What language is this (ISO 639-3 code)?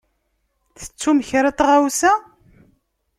kab